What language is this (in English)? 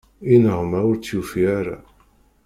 Kabyle